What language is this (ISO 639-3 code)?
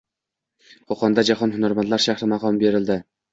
uzb